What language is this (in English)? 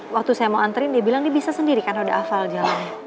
Indonesian